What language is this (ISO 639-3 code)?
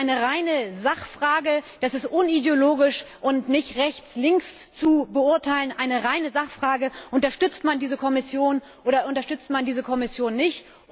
deu